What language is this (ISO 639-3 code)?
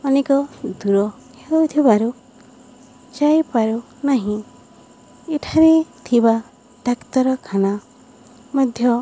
ori